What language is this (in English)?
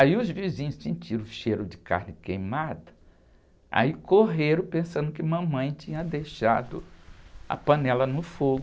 Portuguese